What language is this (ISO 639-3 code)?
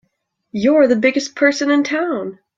eng